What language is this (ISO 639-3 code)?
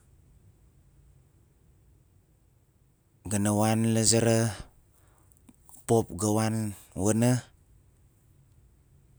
nal